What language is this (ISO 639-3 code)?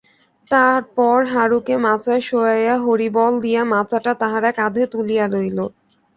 ben